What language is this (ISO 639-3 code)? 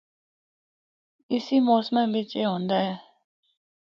hno